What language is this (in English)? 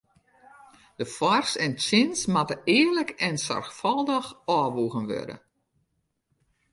Western Frisian